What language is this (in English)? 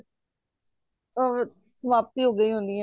Punjabi